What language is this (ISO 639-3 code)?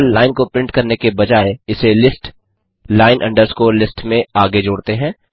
hin